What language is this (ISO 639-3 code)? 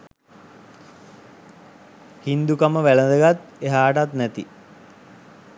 sin